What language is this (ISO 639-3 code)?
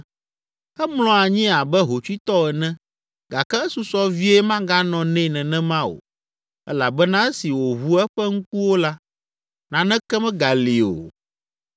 ewe